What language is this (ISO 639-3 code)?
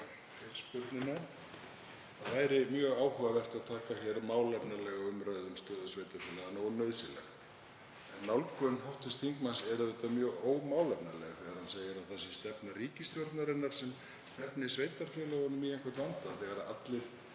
isl